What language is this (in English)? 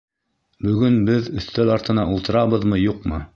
Bashkir